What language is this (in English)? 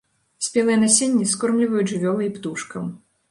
Belarusian